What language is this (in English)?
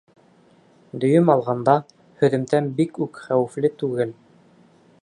Bashkir